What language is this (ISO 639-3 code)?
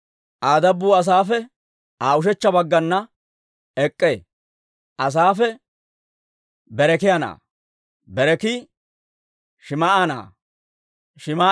dwr